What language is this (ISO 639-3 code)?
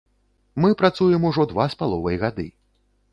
bel